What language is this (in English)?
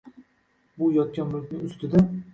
Uzbek